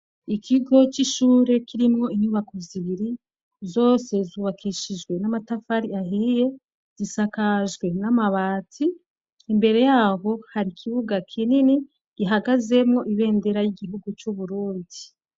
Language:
Rundi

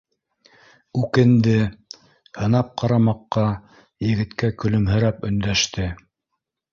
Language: Bashkir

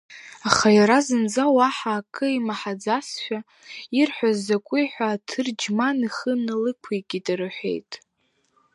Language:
Abkhazian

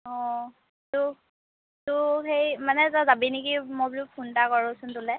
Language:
Assamese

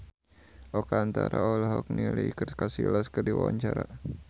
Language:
Sundanese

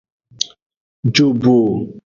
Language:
Aja (Benin)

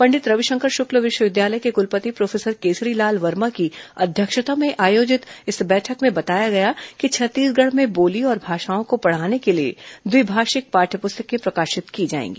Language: Hindi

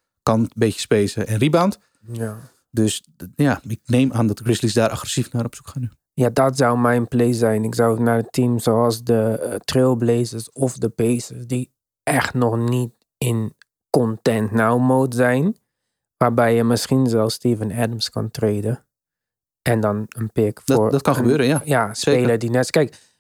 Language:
Dutch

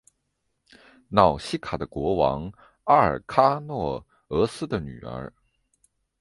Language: Chinese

